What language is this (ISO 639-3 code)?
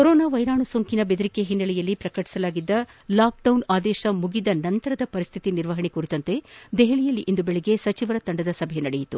kan